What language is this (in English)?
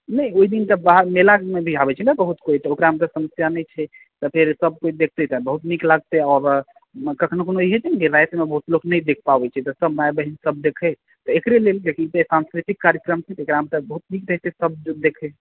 Maithili